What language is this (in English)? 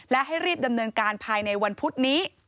Thai